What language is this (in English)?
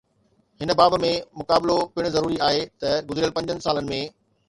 Sindhi